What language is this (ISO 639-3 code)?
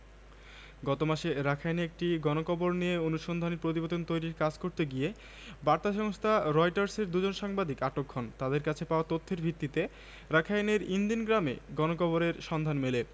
ben